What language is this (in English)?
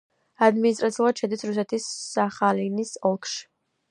Georgian